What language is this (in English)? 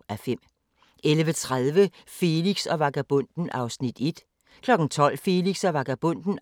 Danish